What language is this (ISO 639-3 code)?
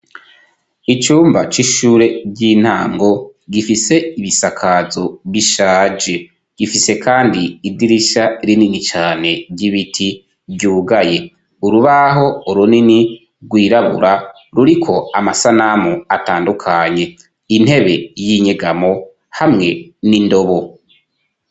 run